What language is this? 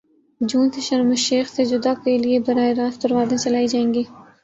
Urdu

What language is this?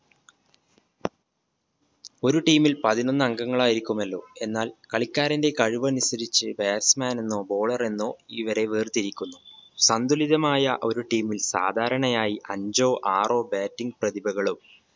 Malayalam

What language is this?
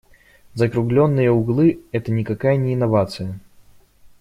Russian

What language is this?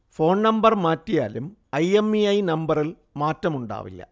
Malayalam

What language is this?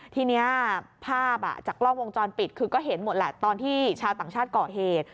Thai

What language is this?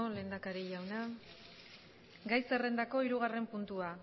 Basque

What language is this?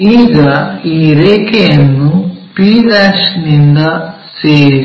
Kannada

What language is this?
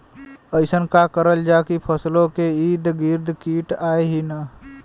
Bhojpuri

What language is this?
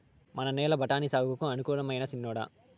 Telugu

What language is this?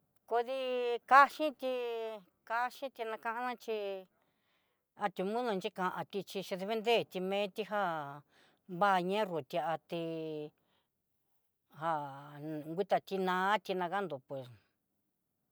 Southeastern Nochixtlán Mixtec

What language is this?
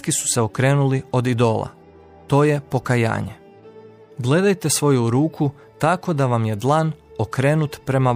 Croatian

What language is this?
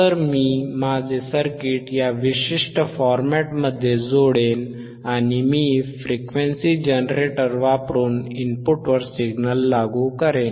Marathi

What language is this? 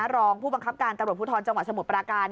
Thai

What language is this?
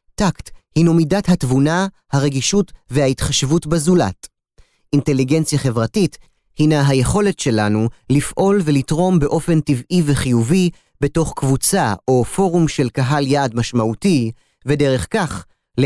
Hebrew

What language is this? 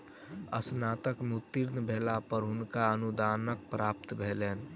Maithili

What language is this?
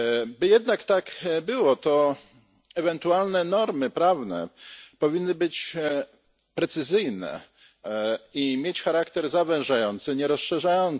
Polish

